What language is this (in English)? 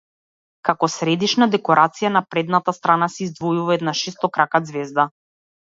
Macedonian